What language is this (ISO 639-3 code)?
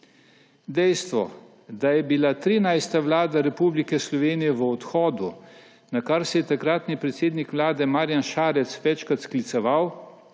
slv